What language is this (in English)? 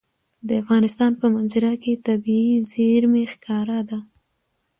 Pashto